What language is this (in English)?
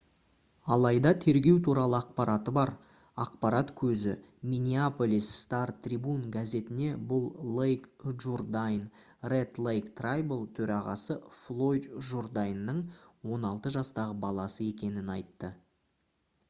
Kazakh